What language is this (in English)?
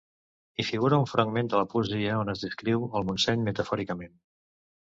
Catalan